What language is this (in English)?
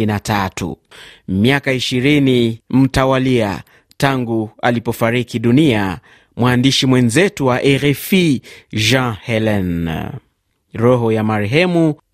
Swahili